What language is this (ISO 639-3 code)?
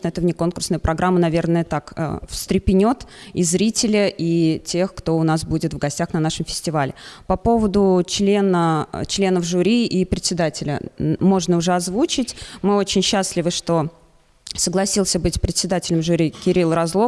rus